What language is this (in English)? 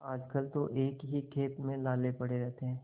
Hindi